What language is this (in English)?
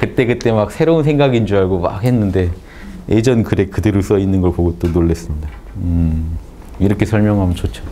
Korean